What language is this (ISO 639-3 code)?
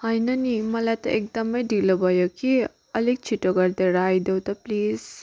nep